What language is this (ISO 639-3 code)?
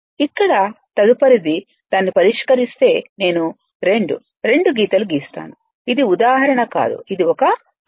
tel